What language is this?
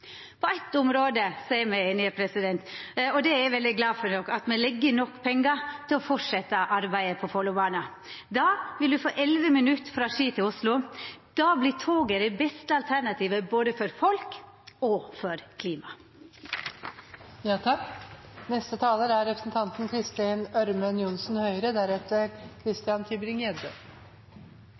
Norwegian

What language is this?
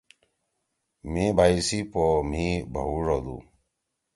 Torwali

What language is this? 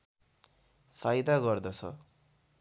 Nepali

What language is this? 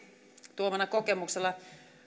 Finnish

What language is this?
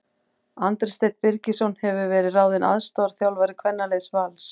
Icelandic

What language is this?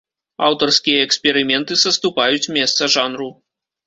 Belarusian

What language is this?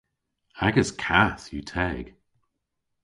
Cornish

